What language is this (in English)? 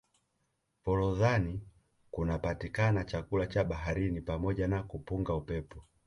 Swahili